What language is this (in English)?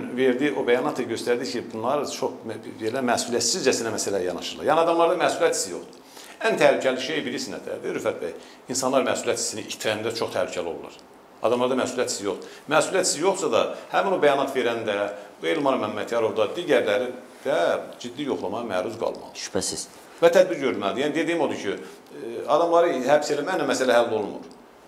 Turkish